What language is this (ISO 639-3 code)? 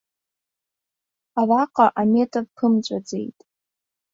abk